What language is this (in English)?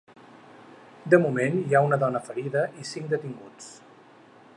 Catalan